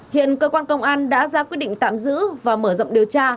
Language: Vietnamese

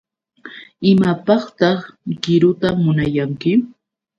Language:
Yauyos Quechua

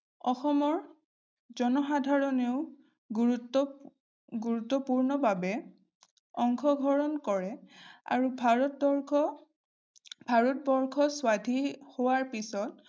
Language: Assamese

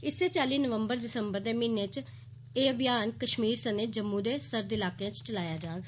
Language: Dogri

